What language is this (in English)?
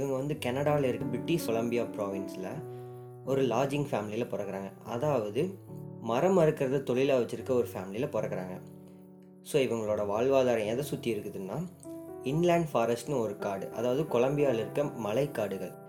Tamil